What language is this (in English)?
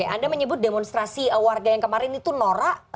Indonesian